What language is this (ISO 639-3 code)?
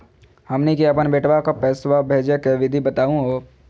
mag